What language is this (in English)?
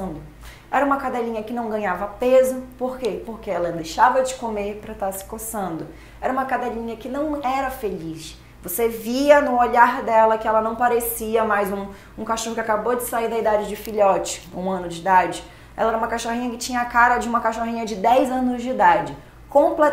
Portuguese